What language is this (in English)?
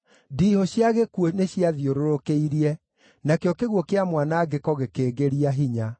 Kikuyu